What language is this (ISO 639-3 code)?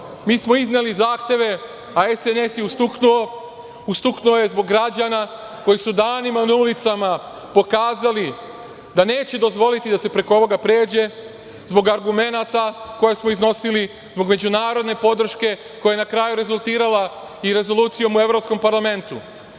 srp